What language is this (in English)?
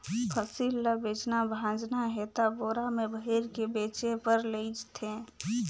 Chhattisgarhi